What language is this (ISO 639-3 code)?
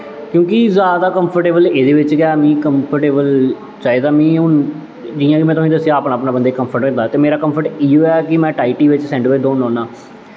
doi